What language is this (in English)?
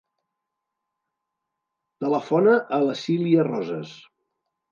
Catalan